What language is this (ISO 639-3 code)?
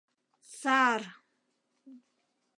chm